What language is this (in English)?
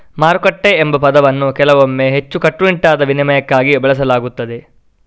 Kannada